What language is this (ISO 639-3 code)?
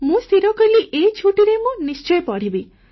ori